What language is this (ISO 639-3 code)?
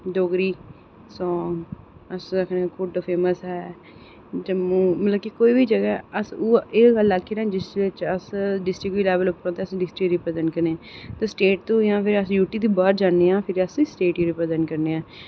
doi